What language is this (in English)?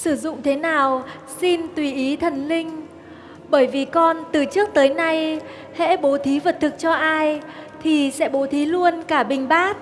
Vietnamese